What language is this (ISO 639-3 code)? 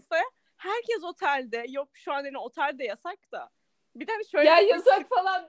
tur